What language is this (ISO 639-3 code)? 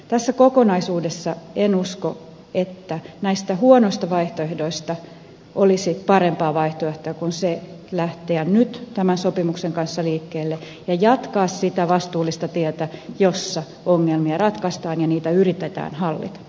fin